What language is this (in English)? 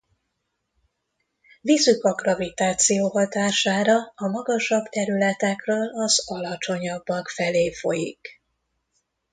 Hungarian